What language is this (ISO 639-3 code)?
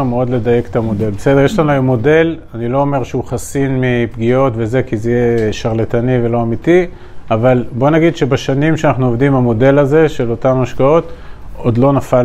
heb